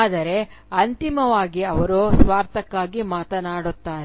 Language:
Kannada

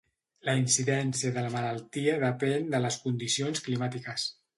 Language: Catalan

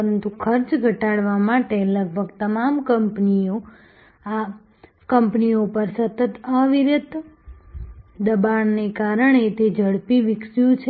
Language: Gujarati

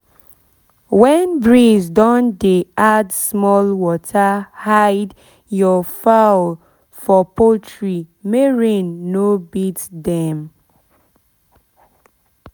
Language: Nigerian Pidgin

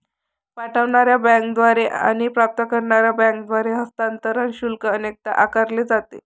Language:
Marathi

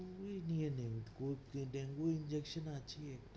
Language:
Bangla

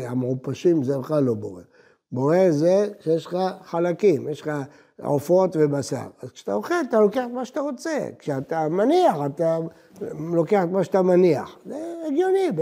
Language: Hebrew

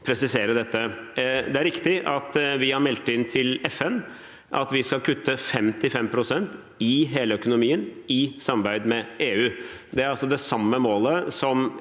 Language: Norwegian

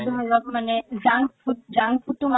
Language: Assamese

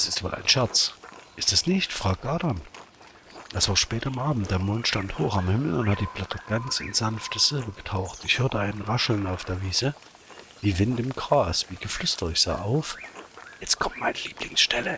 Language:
German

